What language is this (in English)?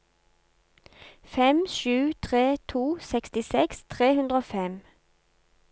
Norwegian